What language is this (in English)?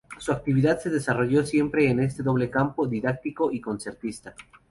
Spanish